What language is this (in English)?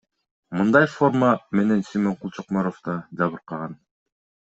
Kyrgyz